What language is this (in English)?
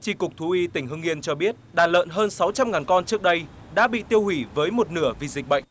Vietnamese